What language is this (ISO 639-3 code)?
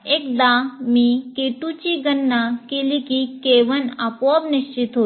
mar